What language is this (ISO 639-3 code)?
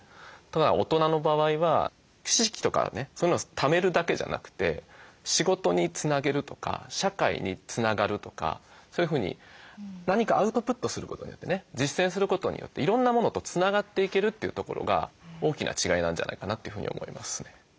jpn